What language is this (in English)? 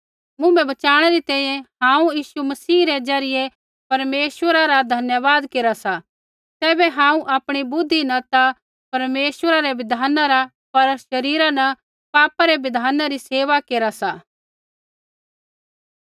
Kullu Pahari